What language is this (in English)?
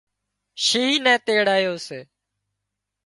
Wadiyara Koli